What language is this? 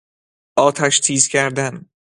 Persian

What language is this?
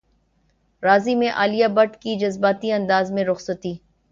Urdu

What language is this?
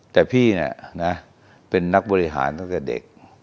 Thai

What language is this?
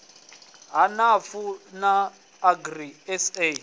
Venda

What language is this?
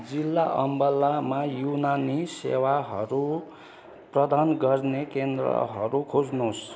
Nepali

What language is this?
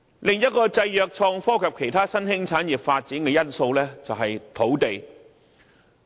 Cantonese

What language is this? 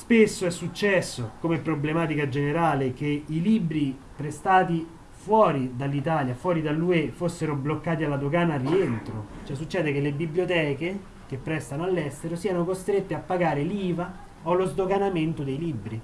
Italian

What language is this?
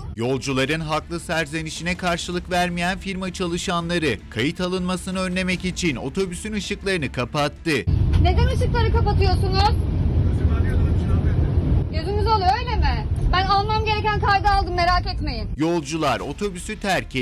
Turkish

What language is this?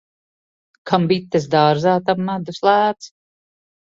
Latvian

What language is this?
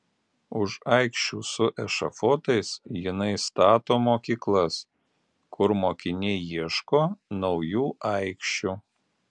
Lithuanian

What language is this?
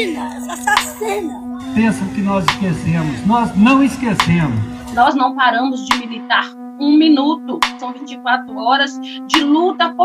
Portuguese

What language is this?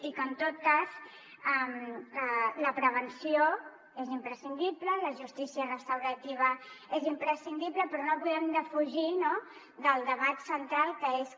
Catalan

